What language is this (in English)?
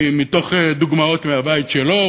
Hebrew